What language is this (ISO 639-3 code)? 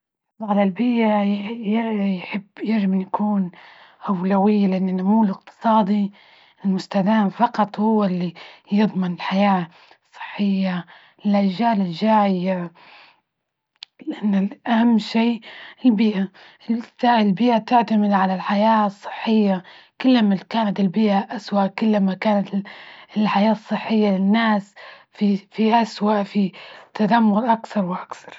ayl